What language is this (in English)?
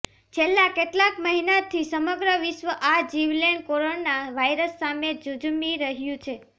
Gujarati